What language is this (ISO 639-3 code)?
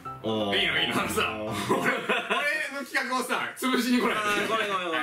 jpn